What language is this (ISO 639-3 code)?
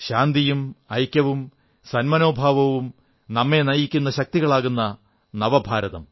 mal